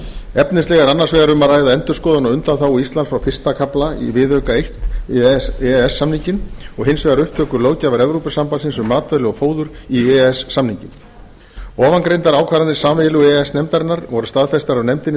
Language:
Icelandic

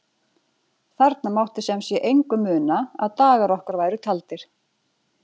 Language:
Icelandic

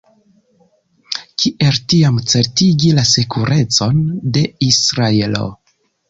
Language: Esperanto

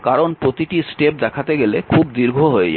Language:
Bangla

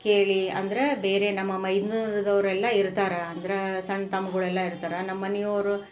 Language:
Kannada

